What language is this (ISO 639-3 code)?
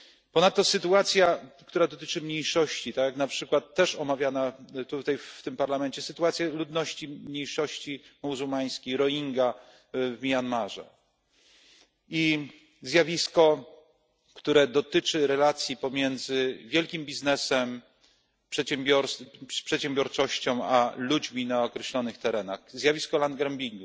pol